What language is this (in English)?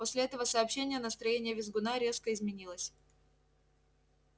Russian